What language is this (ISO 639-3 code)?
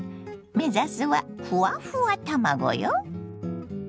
jpn